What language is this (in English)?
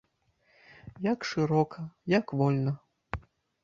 Belarusian